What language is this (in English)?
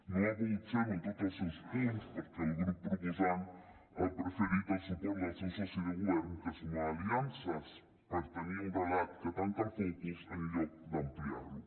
Catalan